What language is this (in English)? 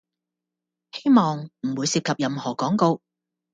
Cantonese